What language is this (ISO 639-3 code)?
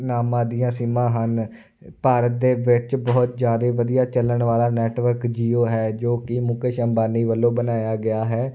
pan